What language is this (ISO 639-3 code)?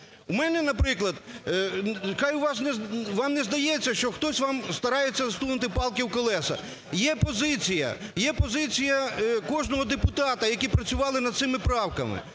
ukr